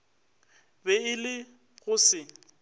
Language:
Northern Sotho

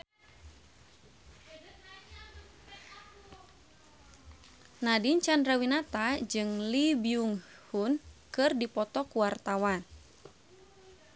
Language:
Sundanese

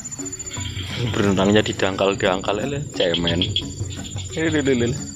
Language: Indonesian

